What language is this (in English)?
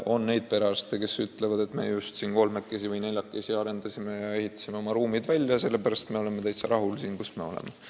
Estonian